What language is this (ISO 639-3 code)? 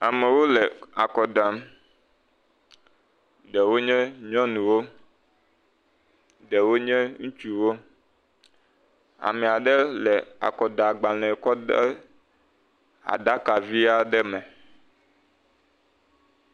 ewe